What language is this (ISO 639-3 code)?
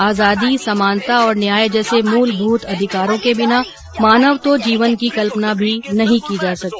hin